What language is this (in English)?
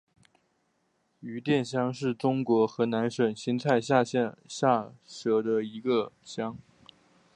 Chinese